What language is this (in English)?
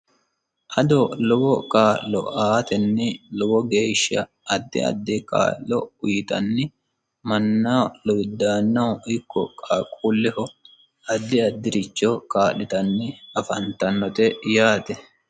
Sidamo